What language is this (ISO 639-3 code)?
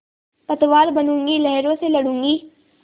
hin